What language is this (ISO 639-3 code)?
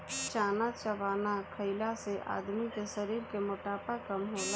bho